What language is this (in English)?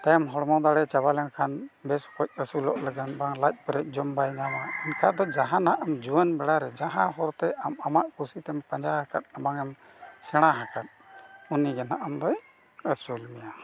Santali